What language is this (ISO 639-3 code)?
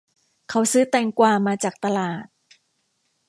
tha